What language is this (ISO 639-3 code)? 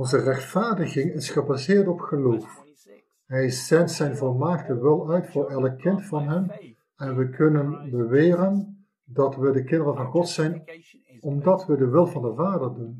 nld